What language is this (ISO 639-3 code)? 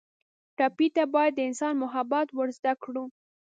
pus